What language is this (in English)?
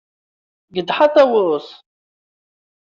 Kabyle